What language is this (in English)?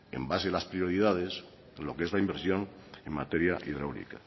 Spanish